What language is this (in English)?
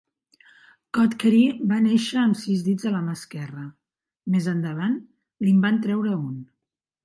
Catalan